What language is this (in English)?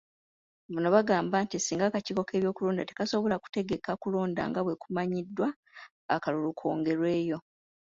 Ganda